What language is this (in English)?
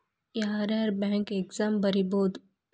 Kannada